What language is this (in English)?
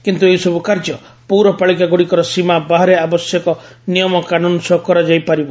Odia